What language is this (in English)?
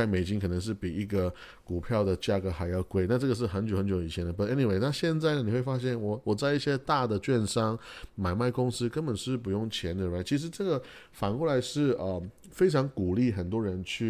Chinese